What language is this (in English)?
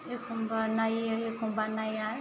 Bodo